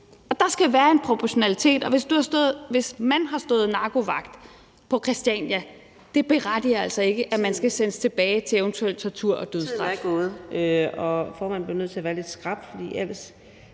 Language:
Danish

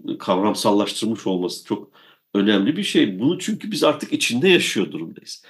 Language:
Turkish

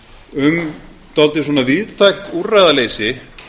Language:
Icelandic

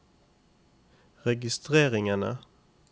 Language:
Norwegian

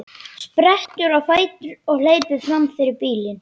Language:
Icelandic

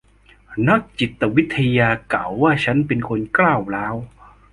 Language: Thai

